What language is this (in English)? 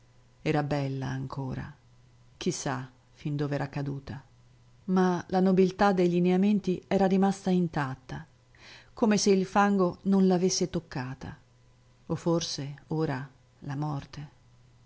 Italian